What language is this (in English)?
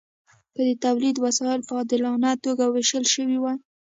Pashto